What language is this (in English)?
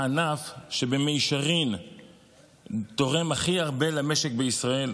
Hebrew